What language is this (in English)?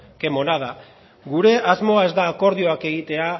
Basque